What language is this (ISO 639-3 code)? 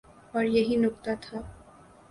urd